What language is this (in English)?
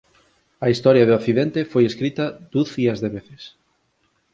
Galician